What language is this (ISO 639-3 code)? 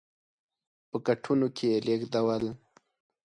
pus